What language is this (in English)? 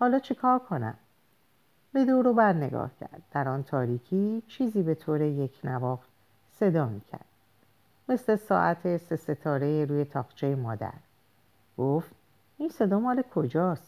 Persian